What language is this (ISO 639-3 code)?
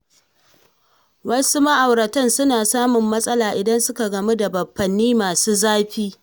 hau